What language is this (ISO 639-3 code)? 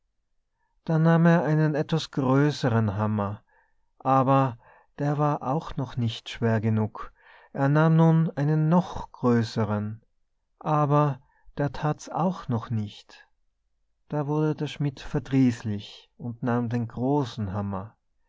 deu